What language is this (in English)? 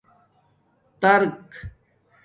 Domaaki